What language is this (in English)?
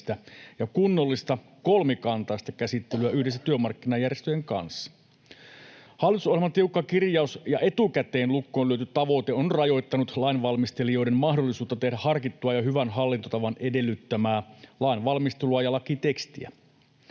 Finnish